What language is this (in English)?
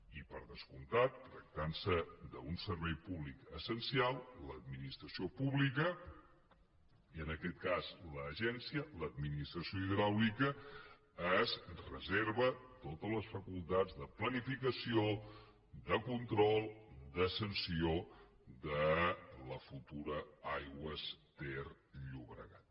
Catalan